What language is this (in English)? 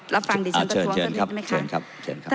Thai